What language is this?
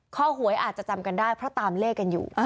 Thai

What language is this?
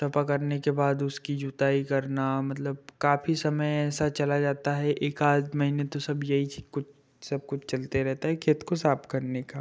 Hindi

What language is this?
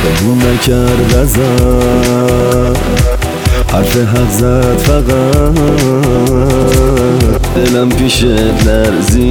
Persian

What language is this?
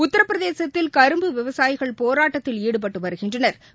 Tamil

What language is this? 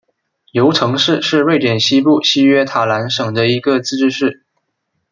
Chinese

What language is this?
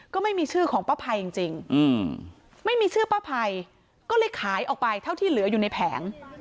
Thai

